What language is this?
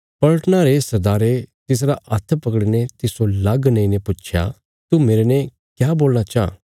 Bilaspuri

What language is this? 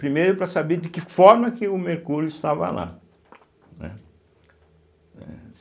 Portuguese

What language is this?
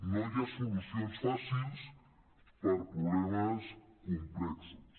Catalan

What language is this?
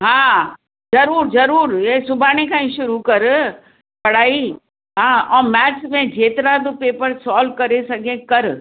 Sindhi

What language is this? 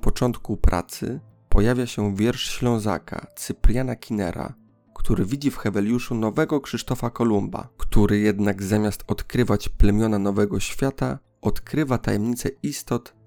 Polish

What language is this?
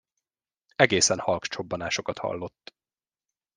Hungarian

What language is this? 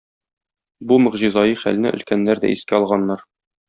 Tatar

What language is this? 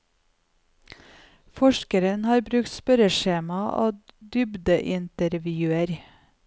Norwegian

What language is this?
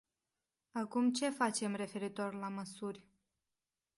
Romanian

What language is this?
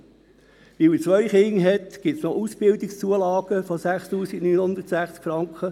Swiss German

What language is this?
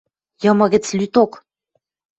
Western Mari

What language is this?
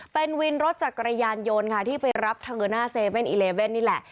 Thai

